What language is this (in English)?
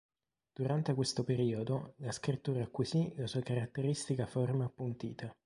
Italian